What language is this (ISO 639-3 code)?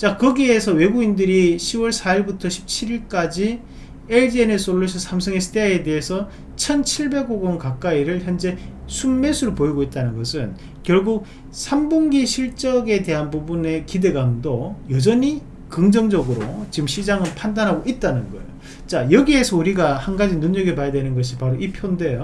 kor